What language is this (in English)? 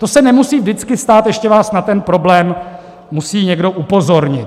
Czech